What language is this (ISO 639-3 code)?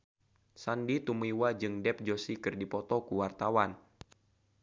sun